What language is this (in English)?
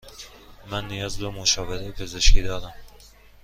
Persian